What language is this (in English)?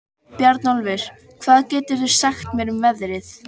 Icelandic